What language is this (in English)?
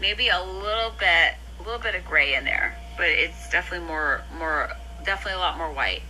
English